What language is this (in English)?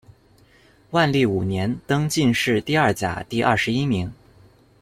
Chinese